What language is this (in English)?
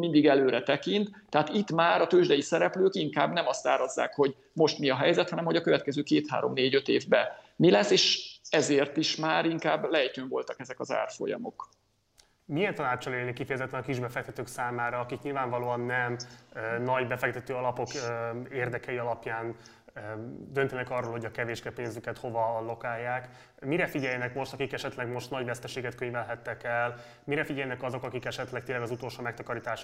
Hungarian